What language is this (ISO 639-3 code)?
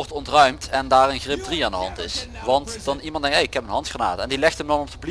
nld